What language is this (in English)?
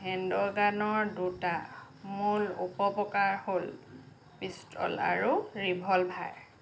Assamese